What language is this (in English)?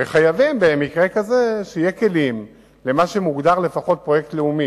Hebrew